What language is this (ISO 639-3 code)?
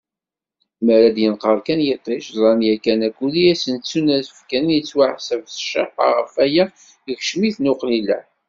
kab